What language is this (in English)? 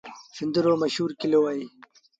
Sindhi Bhil